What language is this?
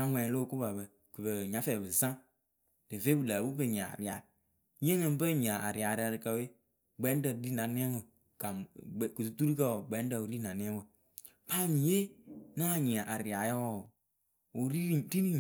Akebu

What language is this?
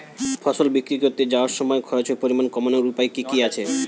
Bangla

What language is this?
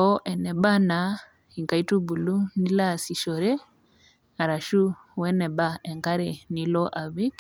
Masai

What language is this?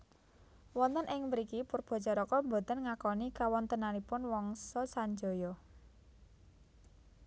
Javanese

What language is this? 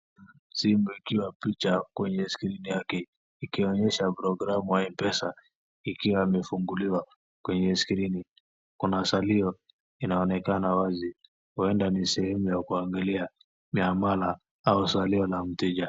Swahili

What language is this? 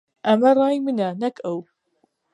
Central Kurdish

